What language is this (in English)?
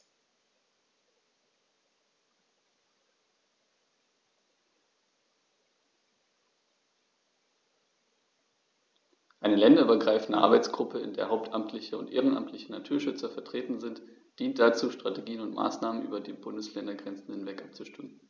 German